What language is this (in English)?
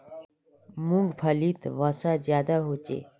Magahi